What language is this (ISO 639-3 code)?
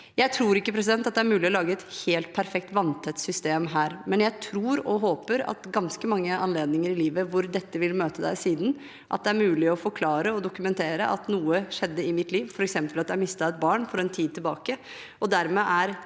nor